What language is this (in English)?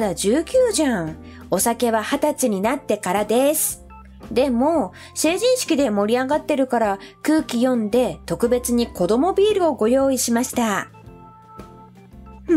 Japanese